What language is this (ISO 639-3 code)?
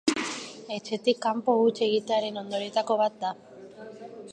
eus